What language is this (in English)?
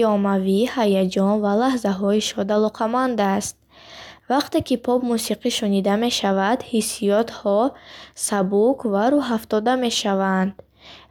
Bukharic